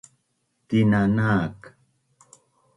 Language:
Bunun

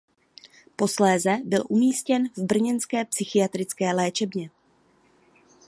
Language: Czech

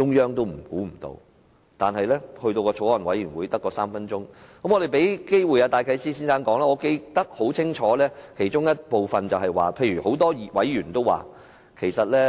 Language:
Cantonese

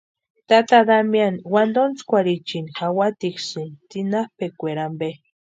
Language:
Western Highland Purepecha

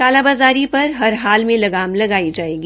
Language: Hindi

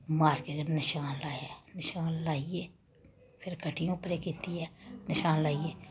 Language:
Dogri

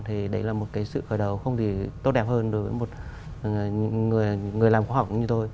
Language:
Vietnamese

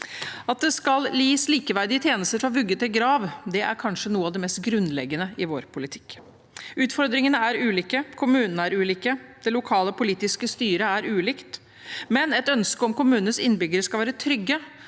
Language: Norwegian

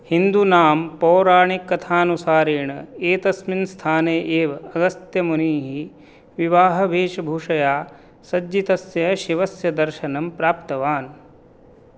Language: Sanskrit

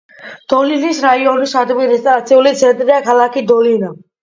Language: Georgian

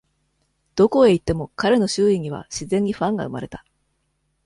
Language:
Japanese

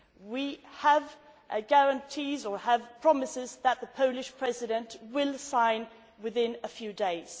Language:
English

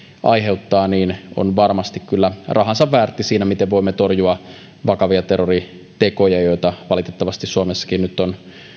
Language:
Finnish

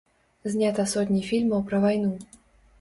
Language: Belarusian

